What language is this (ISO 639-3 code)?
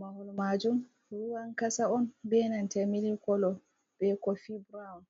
ful